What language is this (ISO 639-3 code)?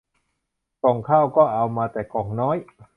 tha